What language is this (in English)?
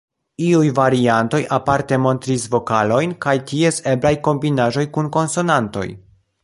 Esperanto